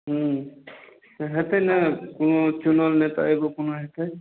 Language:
Maithili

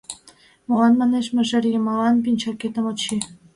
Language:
Mari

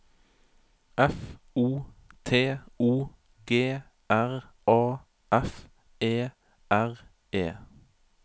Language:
Norwegian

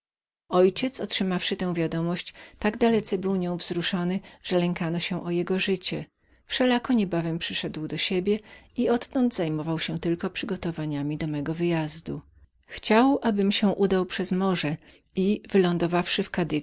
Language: Polish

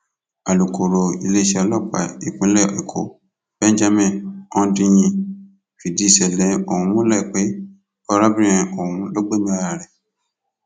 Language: Yoruba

